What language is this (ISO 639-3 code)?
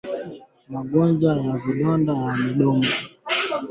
swa